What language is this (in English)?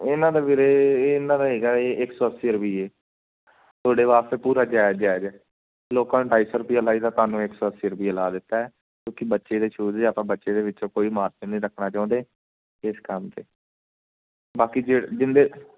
Punjabi